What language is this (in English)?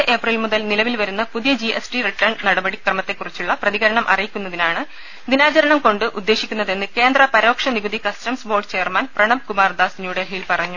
Malayalam